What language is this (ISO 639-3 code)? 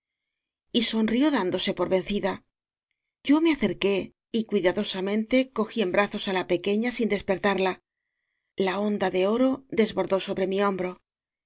spa